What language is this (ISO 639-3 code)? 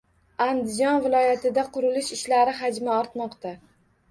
uzb